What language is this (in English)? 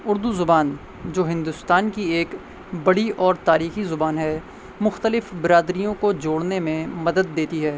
Urdu